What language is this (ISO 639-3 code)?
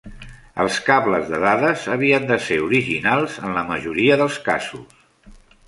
cat